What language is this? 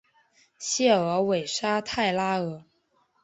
Chinese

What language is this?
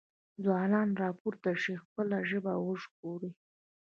Pashto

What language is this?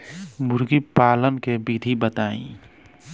Bhojpuri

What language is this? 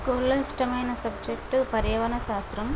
Telugu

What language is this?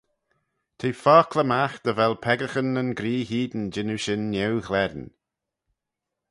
Manx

